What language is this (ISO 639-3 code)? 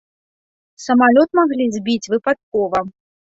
bel